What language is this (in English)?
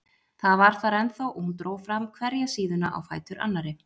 Icelandic